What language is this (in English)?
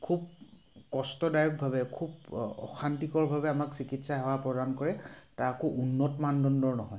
Assamese